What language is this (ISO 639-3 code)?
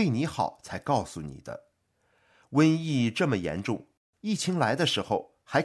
zho